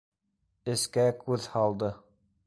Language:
Bashkir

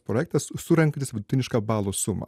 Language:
Lithuanian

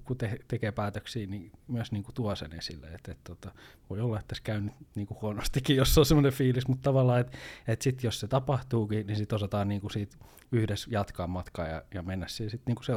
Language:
Finnish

